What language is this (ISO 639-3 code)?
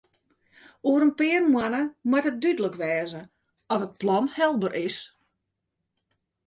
fry